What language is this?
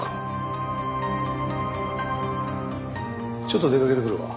Japanese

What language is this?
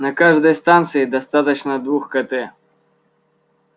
Russian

